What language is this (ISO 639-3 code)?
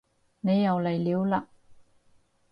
yue